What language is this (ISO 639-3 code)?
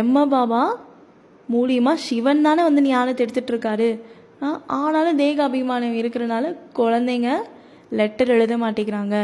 tam